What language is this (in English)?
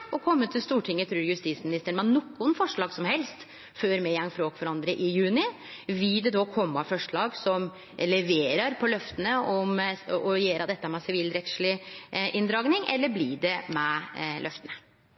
Norwegian Nynorsk